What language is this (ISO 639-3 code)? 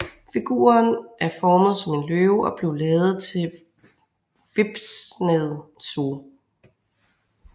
dan